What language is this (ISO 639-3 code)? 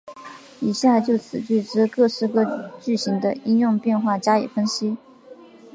zho